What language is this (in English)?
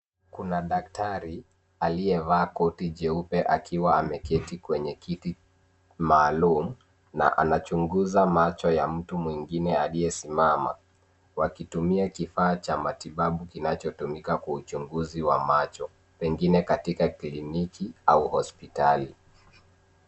Swahili